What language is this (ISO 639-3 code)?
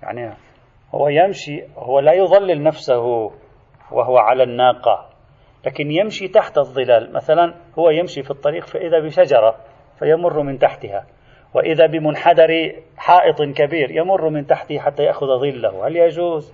ara